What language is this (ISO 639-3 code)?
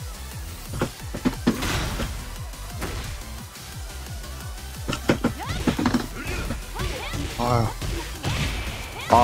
kor